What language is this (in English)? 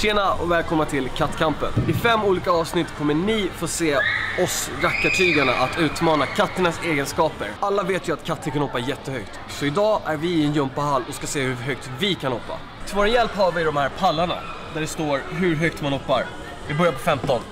Swedish